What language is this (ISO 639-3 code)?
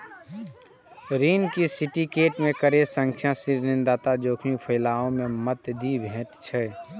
mai